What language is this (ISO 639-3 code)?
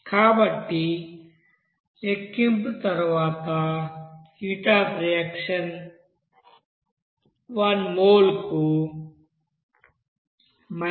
tel